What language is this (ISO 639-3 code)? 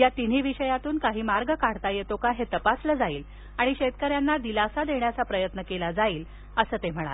mar